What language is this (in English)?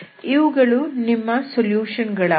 Kannada